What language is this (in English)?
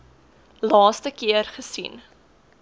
Afrikaans